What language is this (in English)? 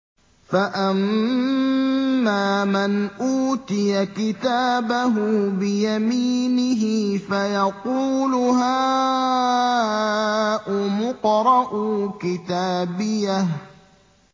Arabic